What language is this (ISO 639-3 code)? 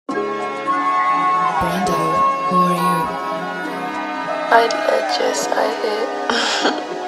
eng